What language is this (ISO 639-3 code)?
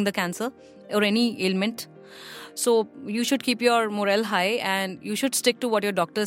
hin